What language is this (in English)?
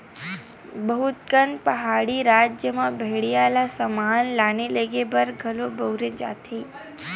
Chhattisgarhi